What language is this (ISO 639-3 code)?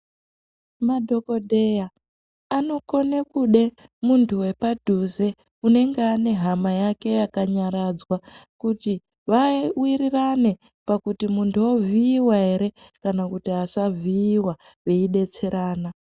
ndc